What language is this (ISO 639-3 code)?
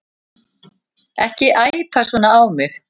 isl